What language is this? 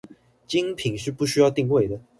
Chinese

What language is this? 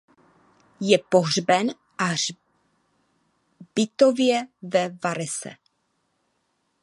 Czech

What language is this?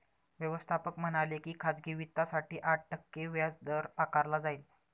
Marathi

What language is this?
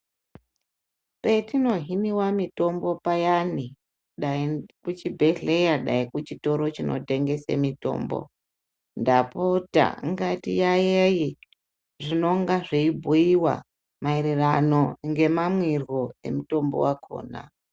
Ndau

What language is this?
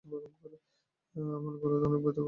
Bangla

